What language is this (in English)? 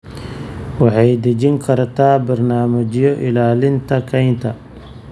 Somali